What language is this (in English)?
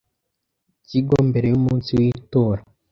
Kinyarwanda